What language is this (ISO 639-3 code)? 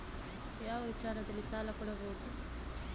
kan